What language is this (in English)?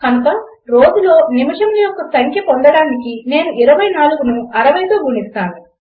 Telugu